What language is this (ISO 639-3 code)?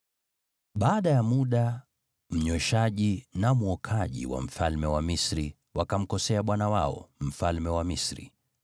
swa